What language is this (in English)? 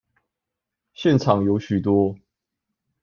Chinese